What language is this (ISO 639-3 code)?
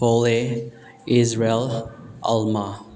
mni